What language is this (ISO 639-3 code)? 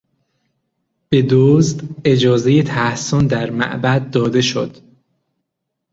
fas